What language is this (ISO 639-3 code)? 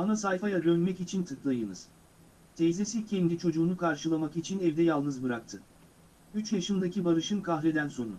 tur